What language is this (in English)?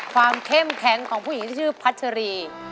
Thai